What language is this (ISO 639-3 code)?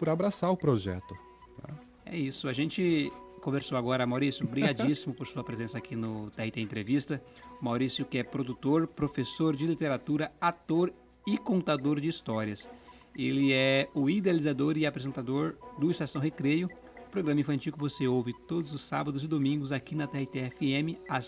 por